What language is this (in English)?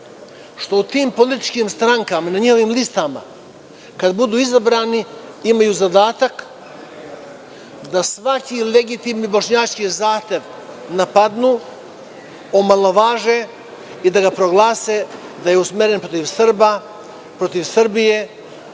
Serbian